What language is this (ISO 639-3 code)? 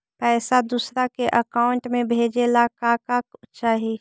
mag